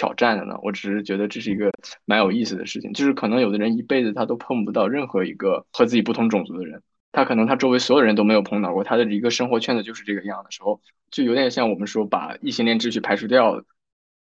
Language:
Chinese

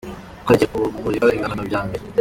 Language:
Kinyarwanda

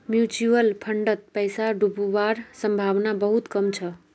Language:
Magahi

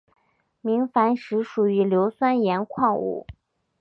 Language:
Chinese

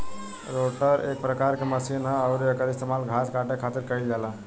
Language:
Bhojpuri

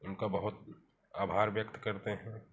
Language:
Hindi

